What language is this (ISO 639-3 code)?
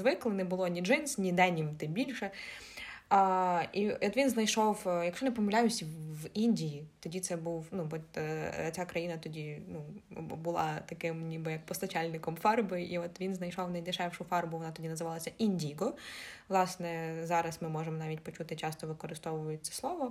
ukr